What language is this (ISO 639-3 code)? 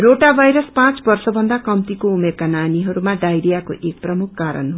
nep